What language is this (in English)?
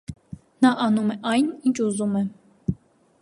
Armenian